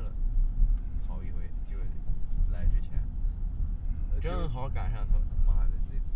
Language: Chinese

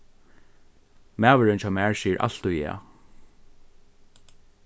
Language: Faroese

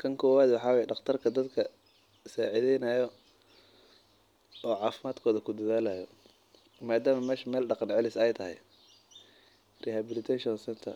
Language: Somali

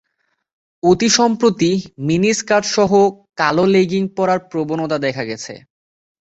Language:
Bangla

